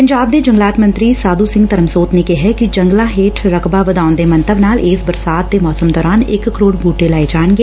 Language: Punjabi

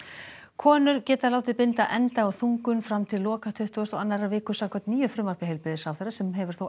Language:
Icelandic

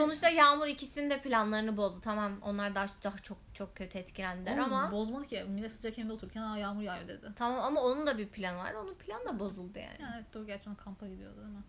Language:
Turkish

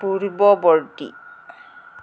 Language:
Assamese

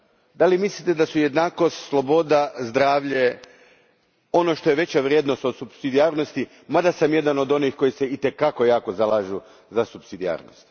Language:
Croatian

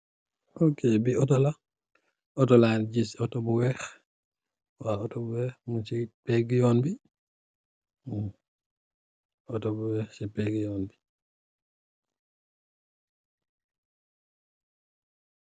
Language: Wolof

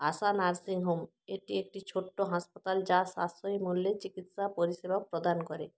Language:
Bangla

